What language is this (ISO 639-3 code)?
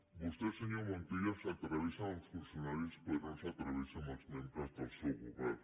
cat